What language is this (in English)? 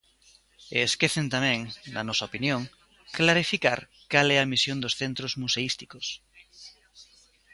Galician